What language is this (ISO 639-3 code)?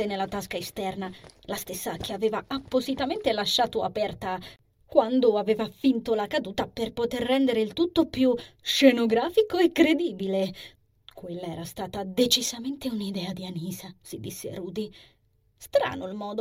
ita